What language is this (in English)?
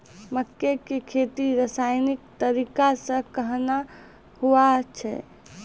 Maithili